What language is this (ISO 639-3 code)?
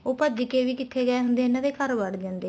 pan